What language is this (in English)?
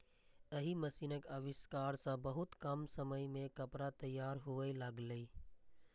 Maithili